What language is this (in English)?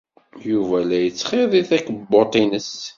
Kabyle